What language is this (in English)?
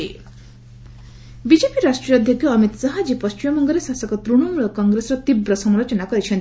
Odia